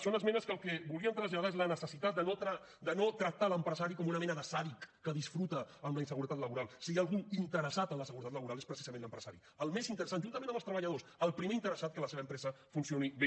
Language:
Catalan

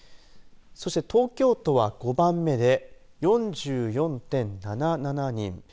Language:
Japanese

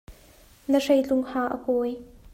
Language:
Hakha Chin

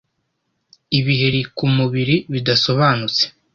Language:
Kinyarwanda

